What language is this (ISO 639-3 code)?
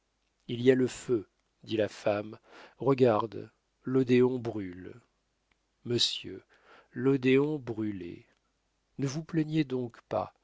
fra